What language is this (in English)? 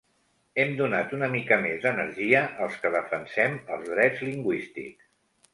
Catalan